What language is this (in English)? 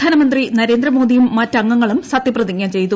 Malayalam